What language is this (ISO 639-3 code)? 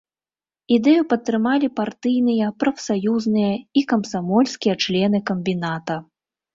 bel